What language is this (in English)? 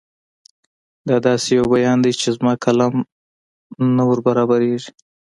Pashto